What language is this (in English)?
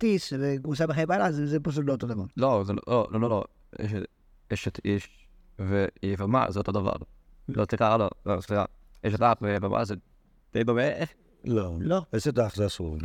Hebrew